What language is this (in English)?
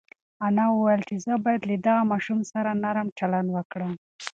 Pashto